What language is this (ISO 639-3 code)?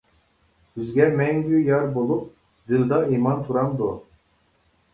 uig